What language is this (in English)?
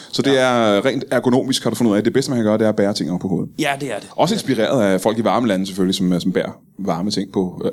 Danish